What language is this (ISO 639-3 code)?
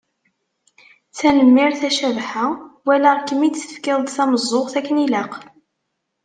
kab